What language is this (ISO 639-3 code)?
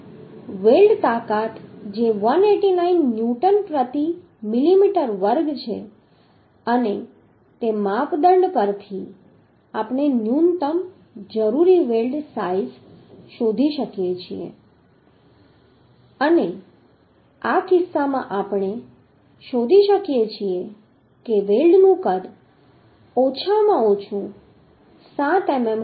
guj